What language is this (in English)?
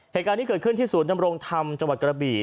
Thai